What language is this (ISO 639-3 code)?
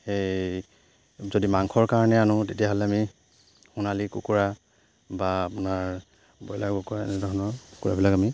asm